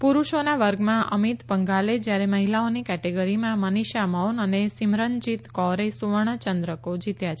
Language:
Gujarati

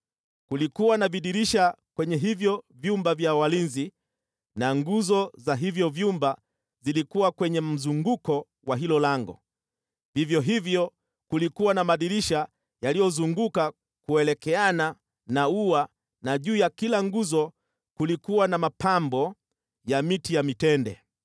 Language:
Swahili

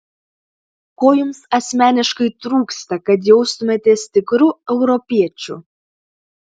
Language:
Lithuanian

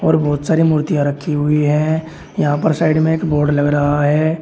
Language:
Hindi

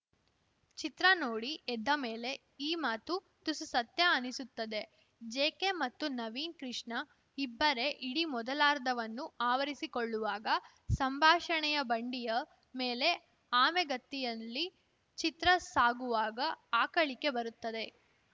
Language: Kannada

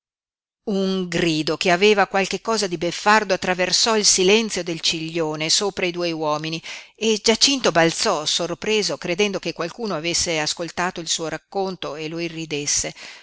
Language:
Italian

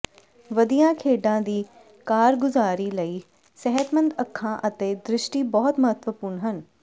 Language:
Punjabi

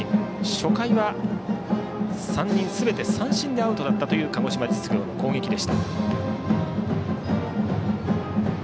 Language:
Japanese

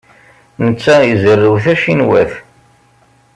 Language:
Kabyle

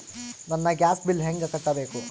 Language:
Kannada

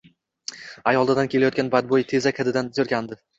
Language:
Uzbek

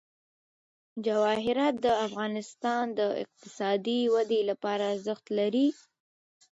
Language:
Pashto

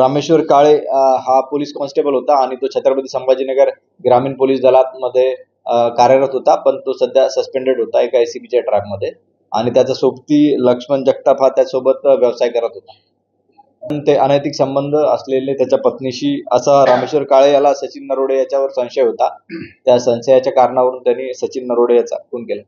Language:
Marathi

